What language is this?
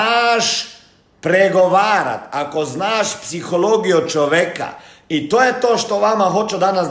Croatian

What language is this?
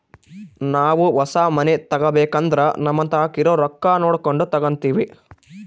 Kannada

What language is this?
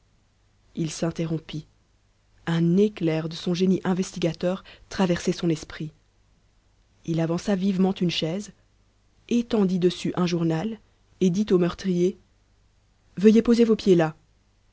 French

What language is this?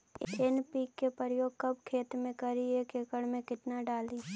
Magahi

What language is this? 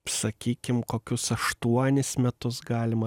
Lithuanian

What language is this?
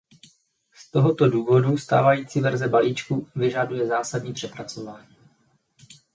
Czech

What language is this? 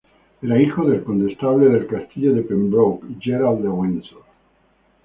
Spanish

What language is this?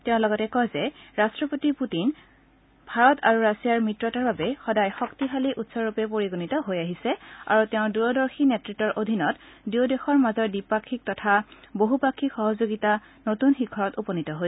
Assamese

